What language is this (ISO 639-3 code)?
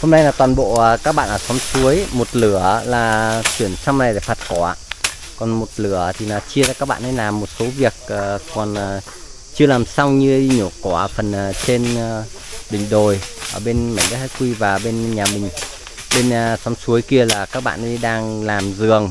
vie